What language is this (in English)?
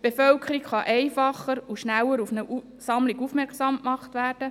Swiss German